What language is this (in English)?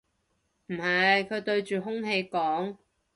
Cantonese